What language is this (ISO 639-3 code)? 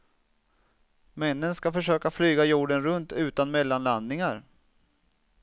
swe